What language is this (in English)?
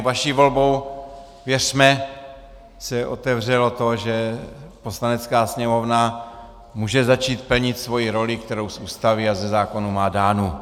Czech